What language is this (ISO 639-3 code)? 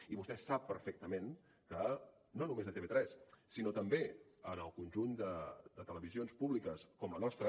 cat